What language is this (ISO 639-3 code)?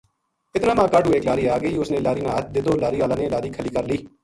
gju